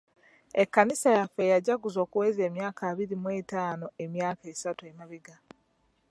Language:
Ganda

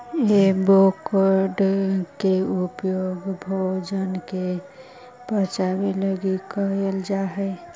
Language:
Magahi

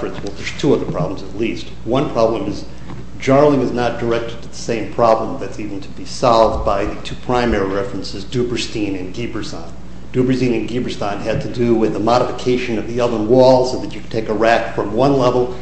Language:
English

